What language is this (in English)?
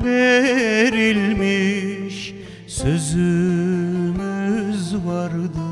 Turkish